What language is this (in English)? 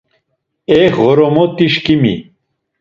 Laz